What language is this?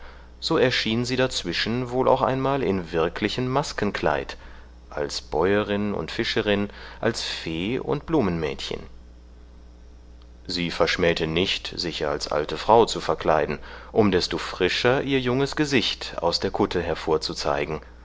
German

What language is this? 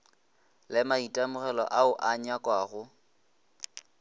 Northern Sotho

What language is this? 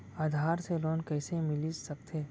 Chhattisgarhi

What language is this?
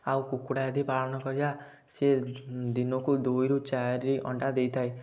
Odia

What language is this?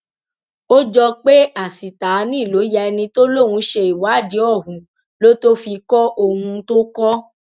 Yoruba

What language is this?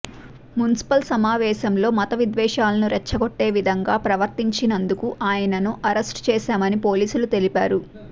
Telugu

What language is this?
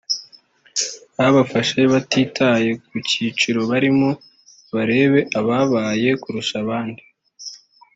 Kinyarwanda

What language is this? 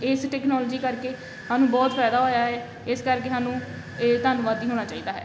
Punjabi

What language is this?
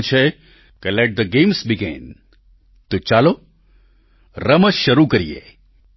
Gujarati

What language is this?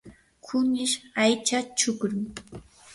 Yanahuanca Pasco Quechua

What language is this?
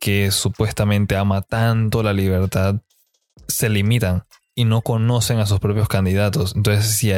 Spanish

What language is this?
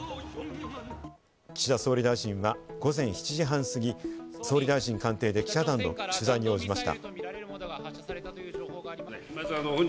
Japanese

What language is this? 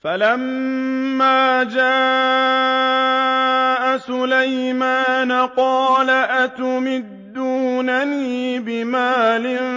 Arabic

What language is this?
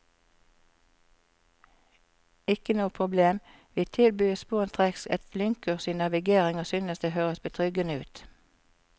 Norwegian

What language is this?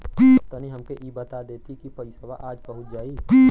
Bhojpuri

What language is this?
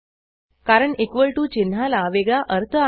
Marathi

